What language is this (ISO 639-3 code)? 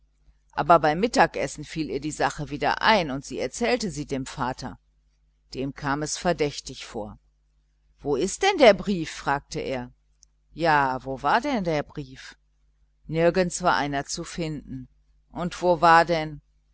deu